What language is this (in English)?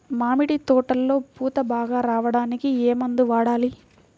Telugu